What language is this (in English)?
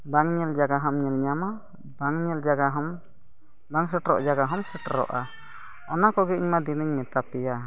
Santali